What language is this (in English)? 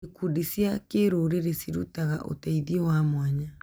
Kikuyu